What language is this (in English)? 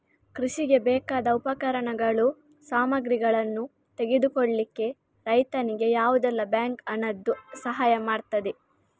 Kannada